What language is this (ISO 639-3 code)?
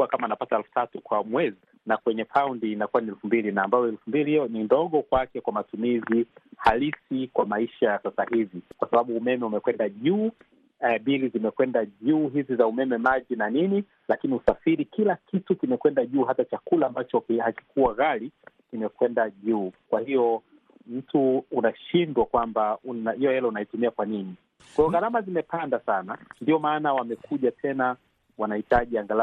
swa